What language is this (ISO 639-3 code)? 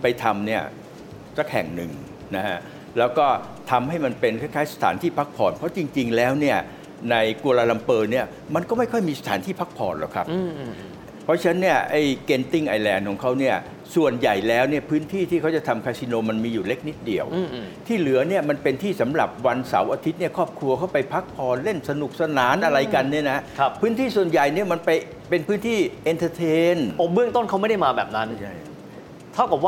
tha